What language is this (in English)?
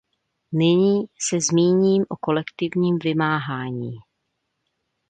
Czech